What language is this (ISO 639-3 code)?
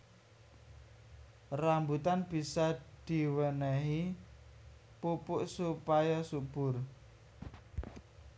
jav